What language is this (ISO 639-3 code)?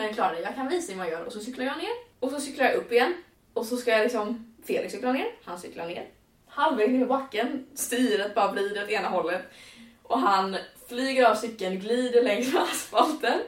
swe